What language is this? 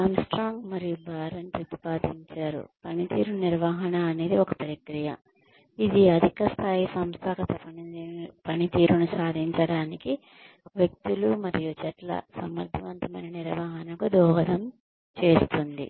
Telugu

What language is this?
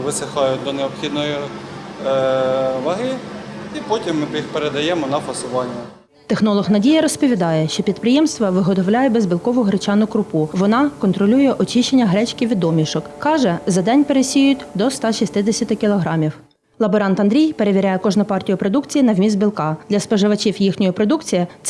Ukrainian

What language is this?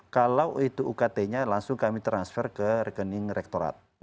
Indonesian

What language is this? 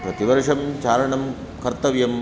Sanskrit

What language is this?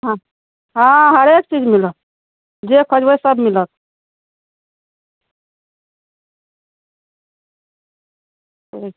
Maithili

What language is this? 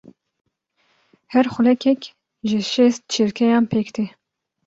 Kurdish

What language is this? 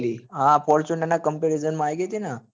Gujarati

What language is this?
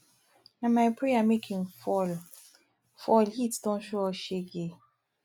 Nigerian Pidgin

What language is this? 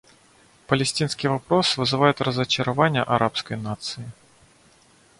Russian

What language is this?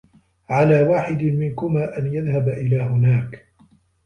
Arabic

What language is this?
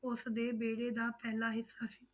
Punjabi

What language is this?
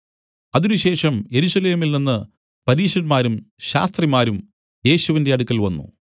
Malayalam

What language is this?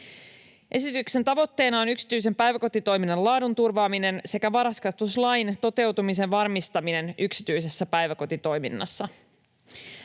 Finnish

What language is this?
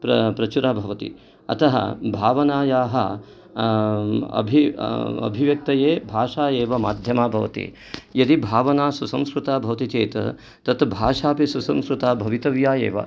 Sanskrit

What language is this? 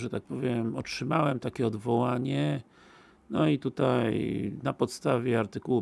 Polish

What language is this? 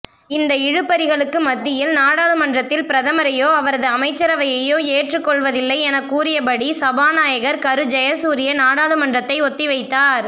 Tamil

